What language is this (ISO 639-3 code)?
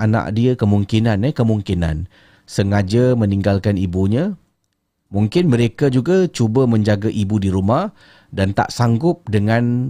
msa